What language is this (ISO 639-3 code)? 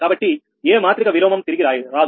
tel